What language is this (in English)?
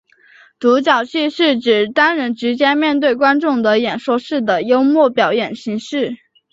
Chinese